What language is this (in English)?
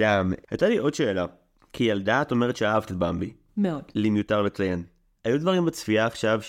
Hebrew